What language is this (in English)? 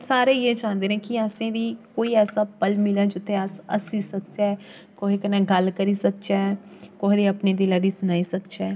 Dogri